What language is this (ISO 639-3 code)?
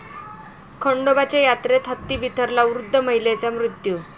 mar